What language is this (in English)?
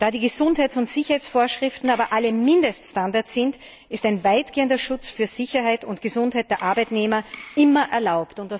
German